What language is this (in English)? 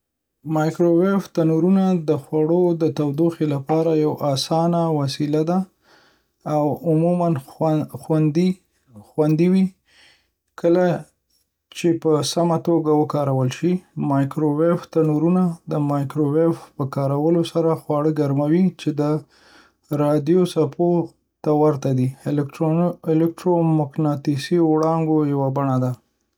Pashto